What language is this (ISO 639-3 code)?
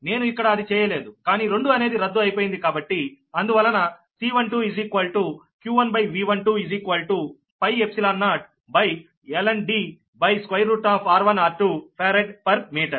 tel